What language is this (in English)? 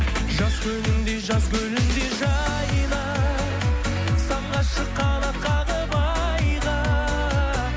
Kazakh